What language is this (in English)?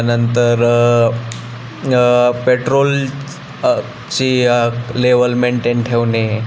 Marathi